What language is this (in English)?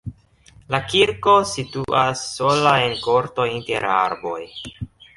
Esperanto